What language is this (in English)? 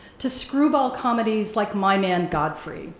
English